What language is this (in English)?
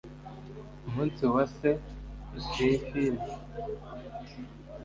Kinyarwanda